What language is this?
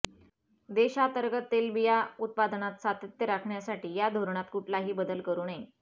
Marathi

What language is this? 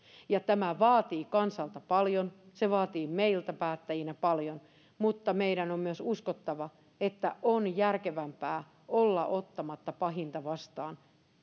Finnish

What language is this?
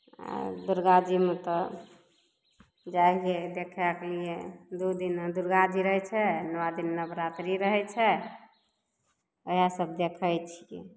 Maithili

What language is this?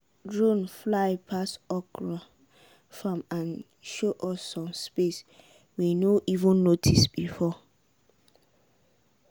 Nigerian Pidgin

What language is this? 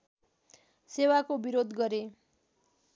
Nepali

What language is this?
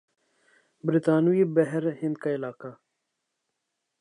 Urdu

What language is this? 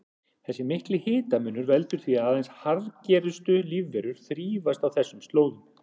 Icelandic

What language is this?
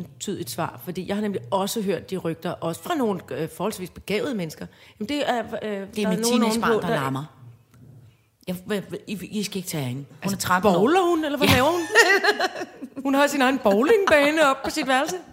Danish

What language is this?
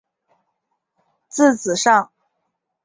Chinese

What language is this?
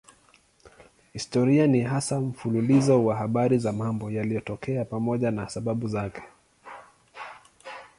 Swahili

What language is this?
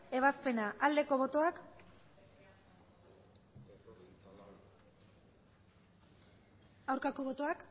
Basque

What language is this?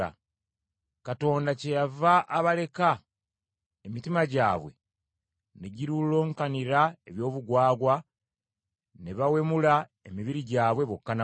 Ganda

